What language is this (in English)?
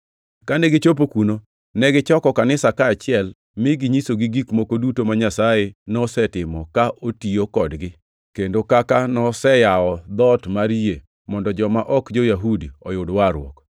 Luo (Kenya and Tanzania)